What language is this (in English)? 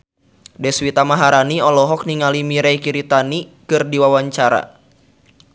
Sundanese